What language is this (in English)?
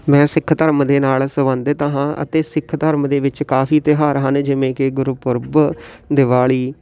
Punjabi